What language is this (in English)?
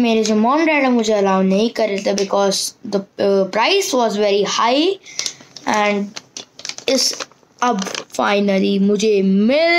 Dutch